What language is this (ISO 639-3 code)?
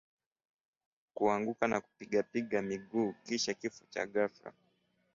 swa